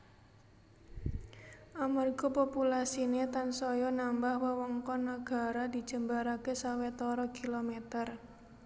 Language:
Javanese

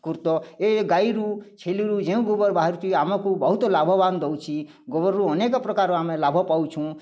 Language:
Odia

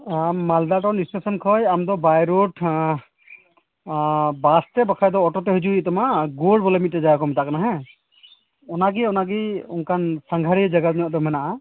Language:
Santali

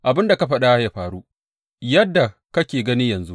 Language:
Hausa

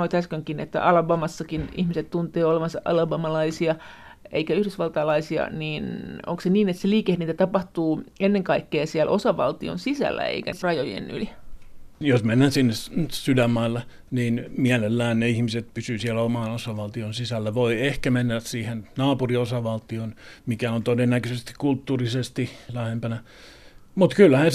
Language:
Finnish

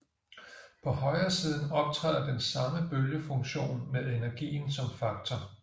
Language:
Danish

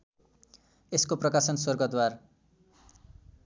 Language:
Nepali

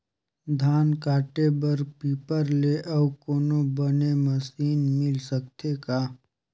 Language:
Chhattisgarhi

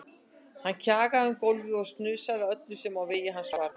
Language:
Icelandic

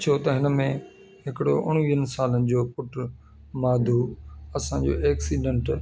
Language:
Sindhi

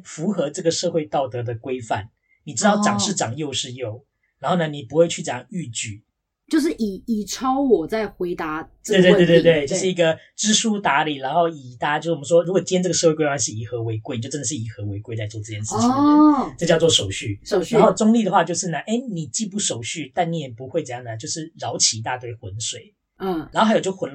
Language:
Chinese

